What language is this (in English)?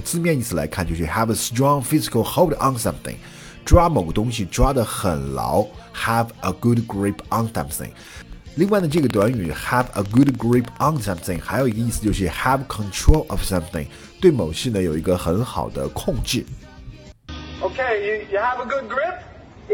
Chinese